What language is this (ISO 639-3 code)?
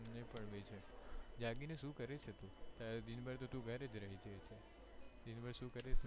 guj